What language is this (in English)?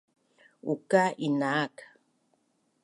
Bunun